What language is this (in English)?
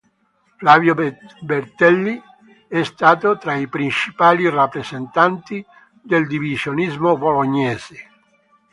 Italian